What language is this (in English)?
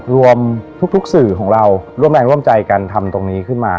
Thai